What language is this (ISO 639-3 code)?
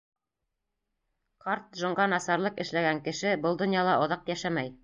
bak